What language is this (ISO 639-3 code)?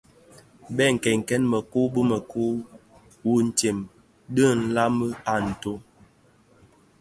ksf